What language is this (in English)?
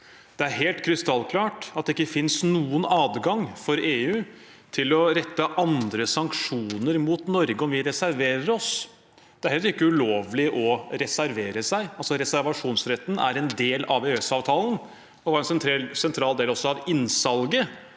Norwegian